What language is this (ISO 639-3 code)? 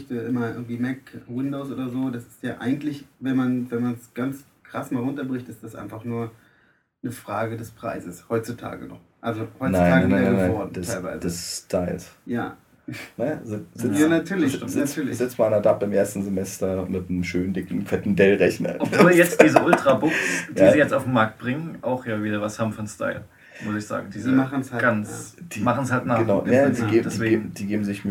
deu